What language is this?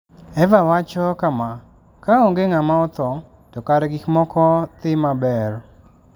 Luo (Kenya and Tanzania)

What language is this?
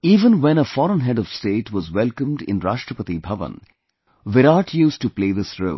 English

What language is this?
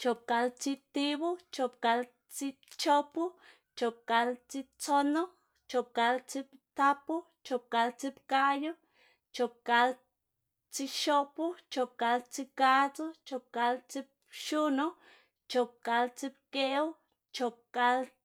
Xanaguía Zapotec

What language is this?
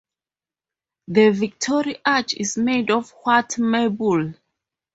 English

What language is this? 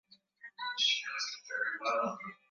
Swahili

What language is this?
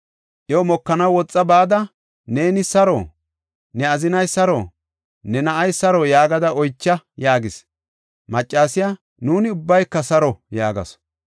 Gofa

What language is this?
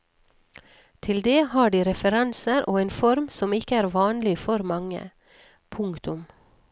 Norwegian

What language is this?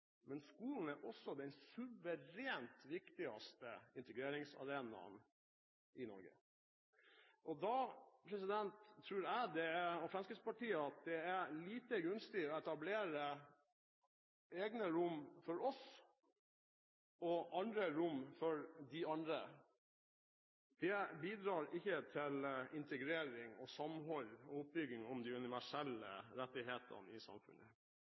Norwegian Bokmål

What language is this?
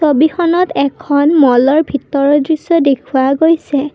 Assamese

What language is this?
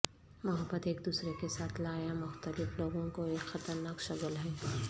Urdu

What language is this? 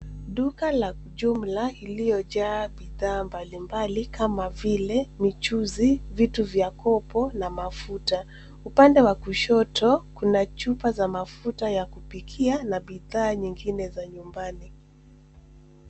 Swahili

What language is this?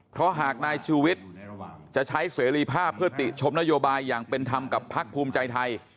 Thai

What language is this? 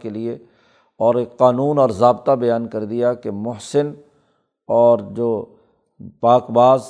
Urdu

